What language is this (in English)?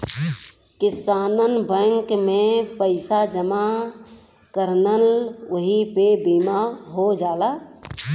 Bhojpuri